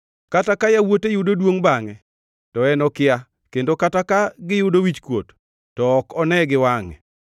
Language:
Luo (Kenya and Tanzania)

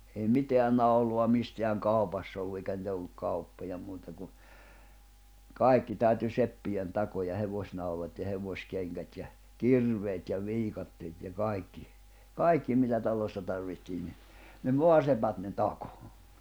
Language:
Finnish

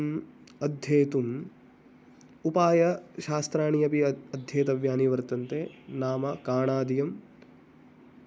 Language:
Sanskrit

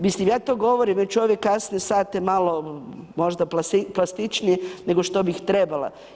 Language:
Croatian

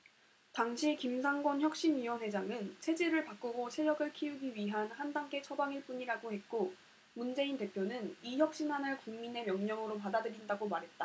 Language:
Korean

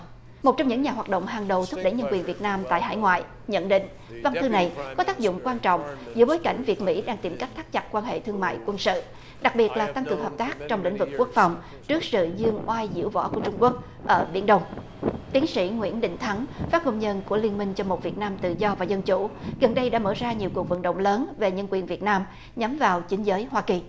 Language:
Vietnamese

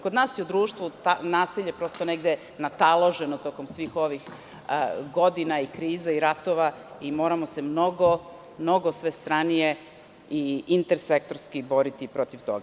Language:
Serbian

